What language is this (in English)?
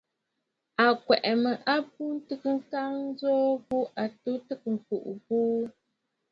Bafut